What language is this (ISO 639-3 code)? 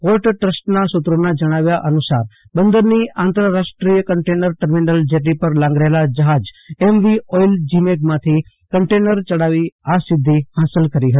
guj